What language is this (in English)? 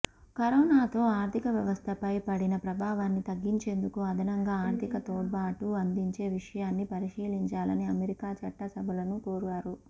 Telugu